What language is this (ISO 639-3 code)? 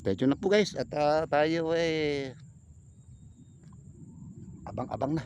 fil